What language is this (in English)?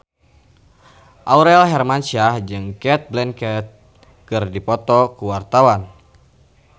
Sundanese